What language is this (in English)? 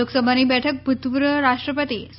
Gujarati